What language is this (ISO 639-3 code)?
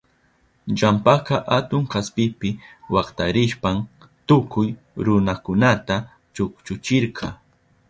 qup